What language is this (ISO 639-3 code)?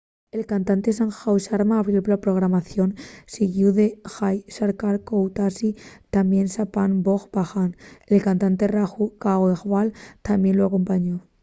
ast